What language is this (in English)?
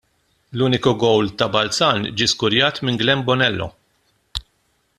Maltese